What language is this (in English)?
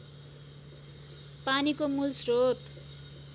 Nepali